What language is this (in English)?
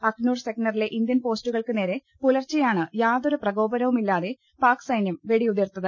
Malayalam